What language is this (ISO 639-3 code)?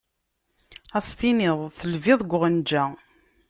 kab